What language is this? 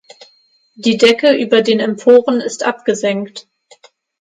German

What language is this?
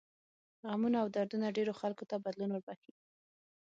Pashto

